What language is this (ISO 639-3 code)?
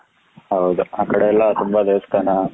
kan